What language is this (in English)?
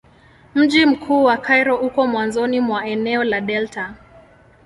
Swahili